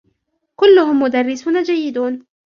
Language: Arabic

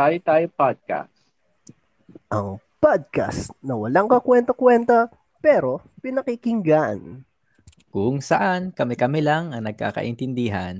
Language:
Filipino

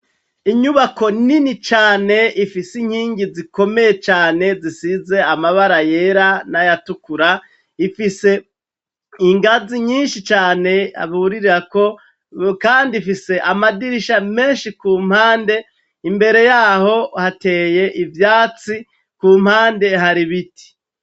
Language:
Rundi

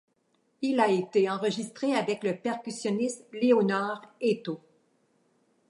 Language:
French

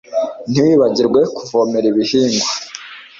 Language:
Kinyarwanda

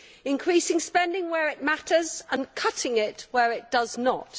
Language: English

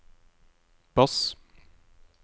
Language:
Norwegian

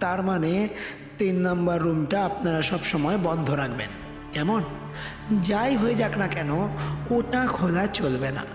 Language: Bangla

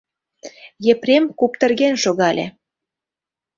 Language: Mari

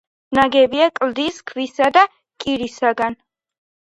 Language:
Georgian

